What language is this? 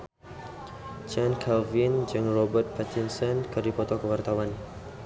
Sundanese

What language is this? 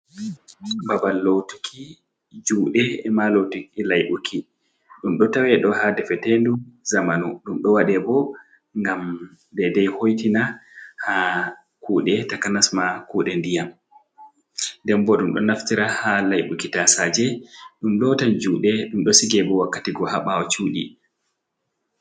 Fula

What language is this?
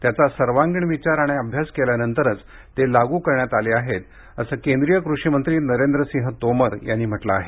Marathi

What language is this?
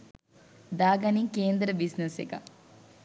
Sinhala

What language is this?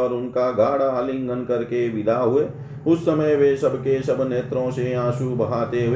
Hindi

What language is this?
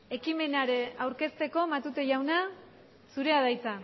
Basque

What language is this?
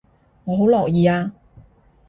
Cantonese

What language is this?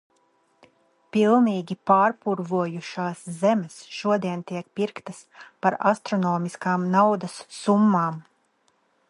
Latvian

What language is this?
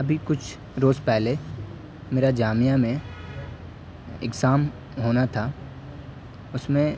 Urdu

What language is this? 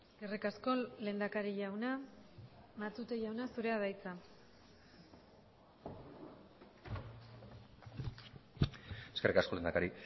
Basque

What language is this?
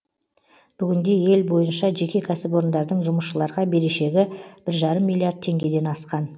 Kazakh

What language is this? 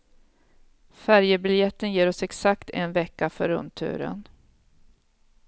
Swedish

